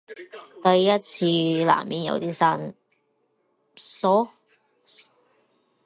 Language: Cantonese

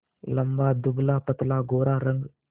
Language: Hindi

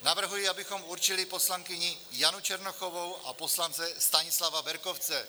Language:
Czech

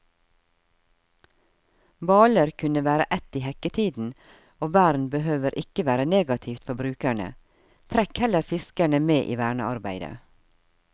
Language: Norwegian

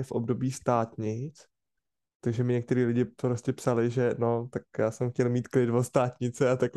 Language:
Czech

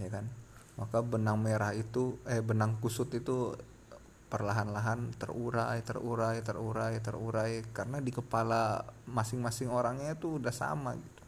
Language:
Indonesian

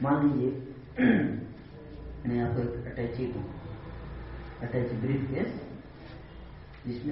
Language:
Hindi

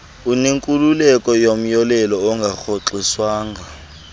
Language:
Xhosa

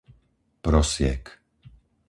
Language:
Slovak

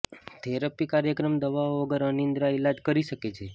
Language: Gujarati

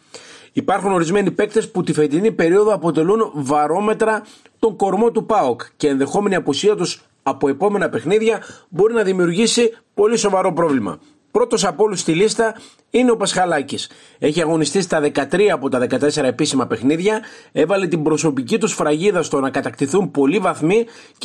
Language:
Greek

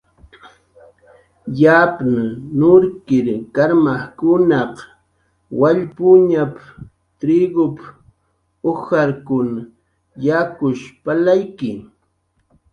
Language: Jaqaru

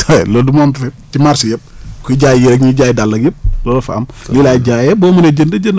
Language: Wolof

